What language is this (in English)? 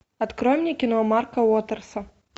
Russian